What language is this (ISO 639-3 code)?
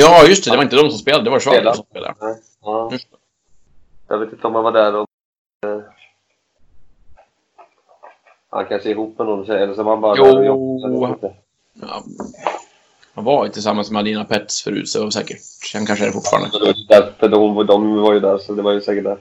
swe